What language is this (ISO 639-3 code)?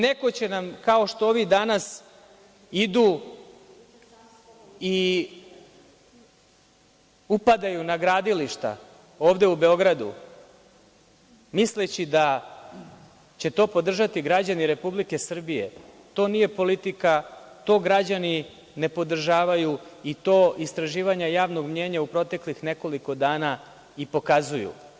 srp